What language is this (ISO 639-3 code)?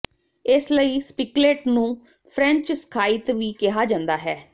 pan